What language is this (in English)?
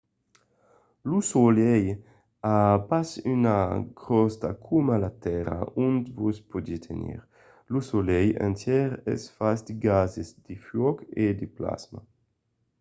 Occitan